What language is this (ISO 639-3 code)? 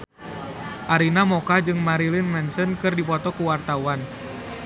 sun